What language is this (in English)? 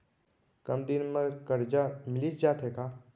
Chhattisgarhi